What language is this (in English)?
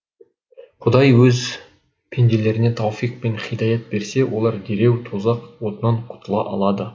Kazakh